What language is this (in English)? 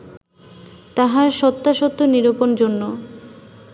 Bangla